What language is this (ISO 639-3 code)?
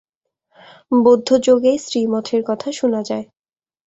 ben